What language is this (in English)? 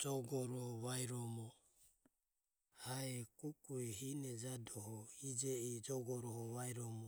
Ömie